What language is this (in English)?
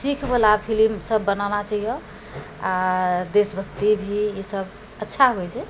Maithili